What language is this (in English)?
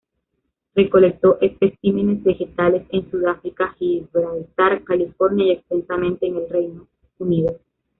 Spanish